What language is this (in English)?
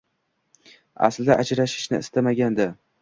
Uzbek